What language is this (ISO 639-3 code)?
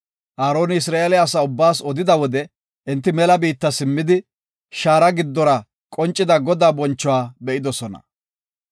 gof